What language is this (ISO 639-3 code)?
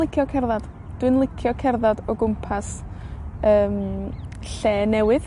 cym